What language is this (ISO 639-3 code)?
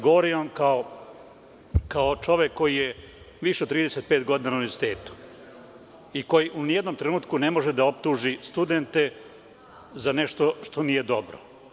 srp